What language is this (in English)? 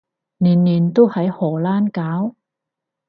Cantonese